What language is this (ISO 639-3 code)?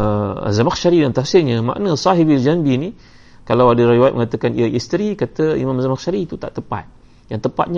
msa